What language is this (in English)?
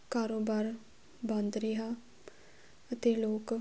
Punjabi